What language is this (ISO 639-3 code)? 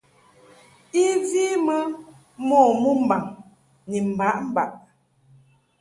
mhk